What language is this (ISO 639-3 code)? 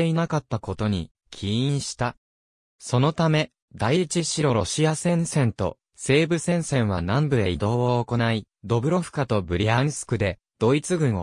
jpn